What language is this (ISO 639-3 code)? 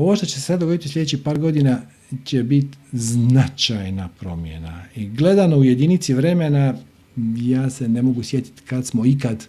hrv